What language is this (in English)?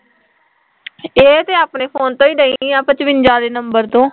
Punjabi